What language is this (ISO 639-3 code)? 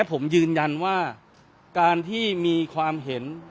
tha